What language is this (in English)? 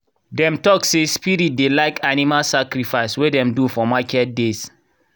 Nigerian Pidgin